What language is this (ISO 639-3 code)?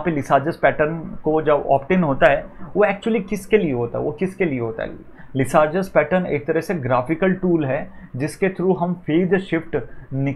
hin